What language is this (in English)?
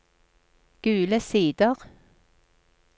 Norwegian